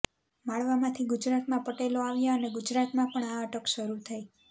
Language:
Gujarati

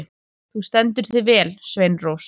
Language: Icelandic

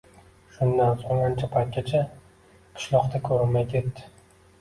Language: Uzbek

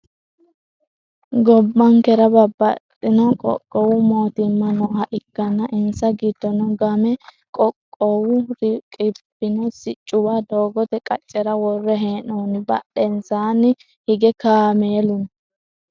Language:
Sidamo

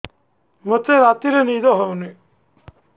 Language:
Odia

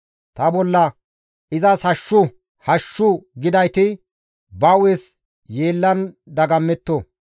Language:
Gamo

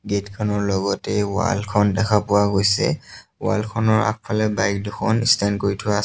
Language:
Assamese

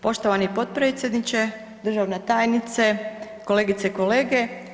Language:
Croatian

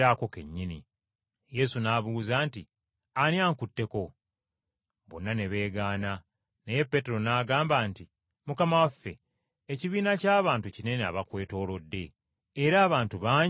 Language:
Ganda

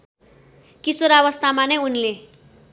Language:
Nepali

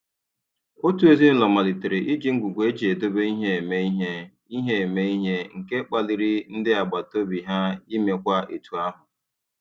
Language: Igbo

